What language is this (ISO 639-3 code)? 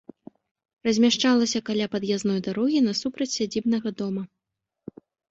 bel